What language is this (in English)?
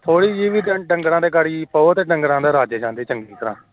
Punjabi